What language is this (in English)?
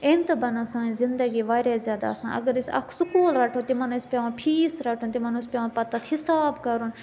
Kashmiri